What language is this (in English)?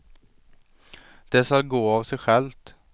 Swedish